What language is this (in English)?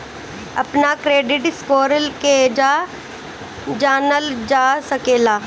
Bhojpuri